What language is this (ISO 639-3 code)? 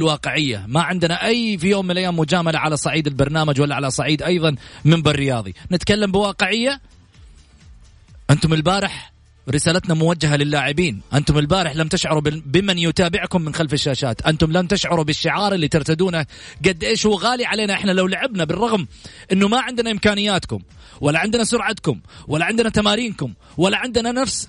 ara